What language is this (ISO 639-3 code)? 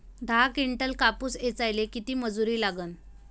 mar